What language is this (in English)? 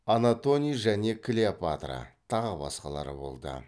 Kazakh